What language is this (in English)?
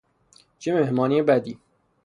Persian